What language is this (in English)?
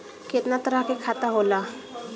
Bhojpuri